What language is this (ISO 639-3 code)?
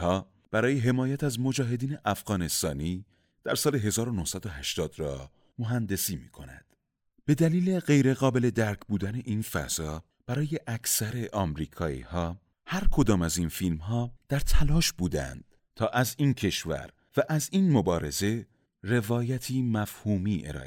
fas